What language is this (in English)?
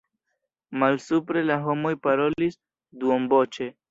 Esperanto